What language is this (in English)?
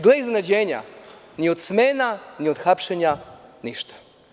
Serbian